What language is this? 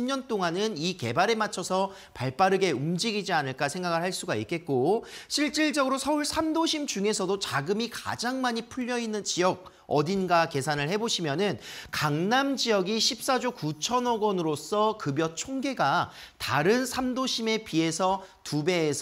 Korean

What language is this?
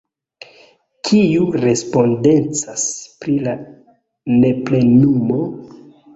Esperanto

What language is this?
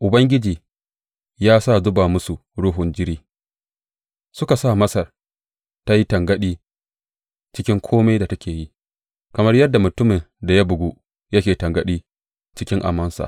Hausa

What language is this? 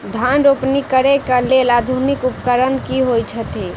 Maithili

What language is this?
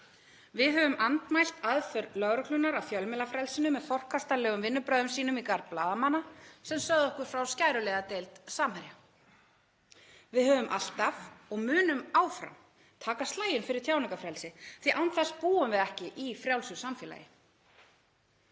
Icelandic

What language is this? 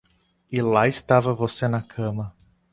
Portuguese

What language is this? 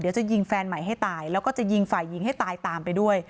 Thai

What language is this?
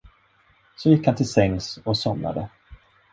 Swedish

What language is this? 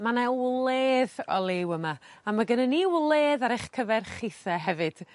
Welsh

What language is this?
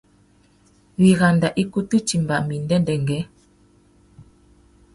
Tuki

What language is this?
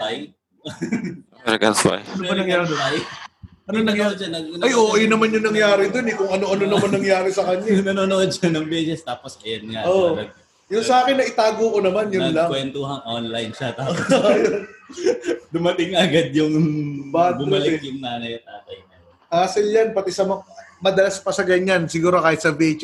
Filipino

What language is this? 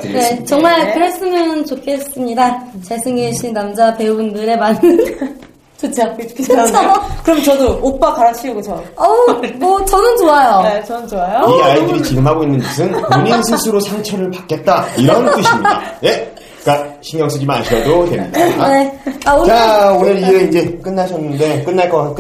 Korean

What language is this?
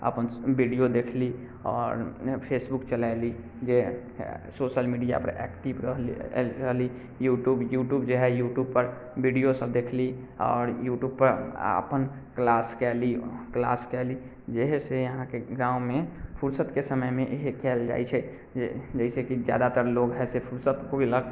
Maithili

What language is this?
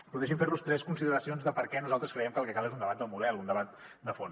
Catalan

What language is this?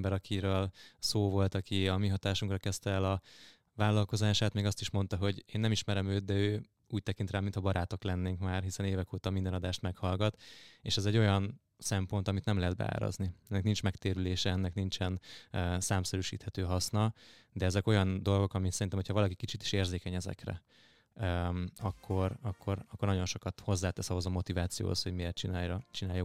Hungarian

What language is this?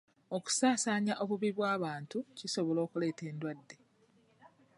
Ganda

